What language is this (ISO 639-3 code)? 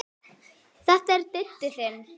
isl